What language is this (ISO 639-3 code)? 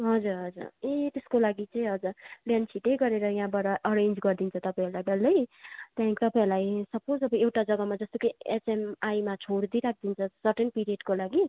nep